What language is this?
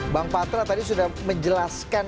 Indonesian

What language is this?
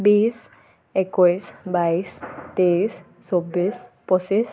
Assamese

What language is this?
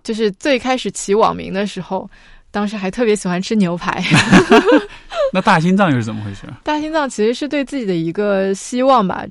Chinese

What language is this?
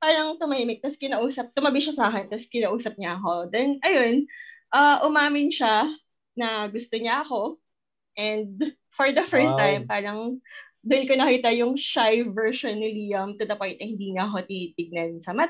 Filipino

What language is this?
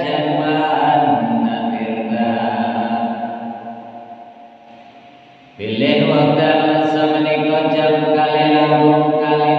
Indonesian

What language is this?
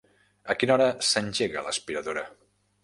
Catalan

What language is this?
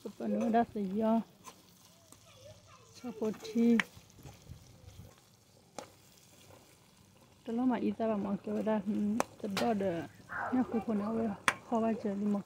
Indonesian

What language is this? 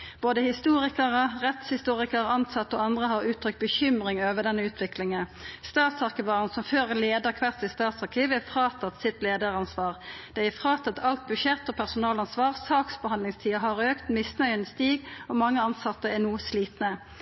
Norwegian Nynorsk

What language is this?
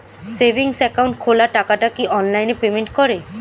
Bangla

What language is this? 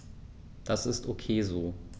German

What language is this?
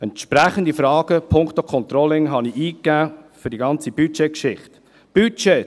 Swiss German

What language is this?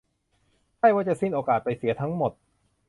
Thai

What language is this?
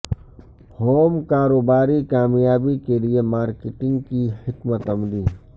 Urdu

